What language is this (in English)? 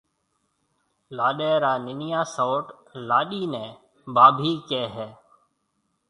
Marwari (Pakistan)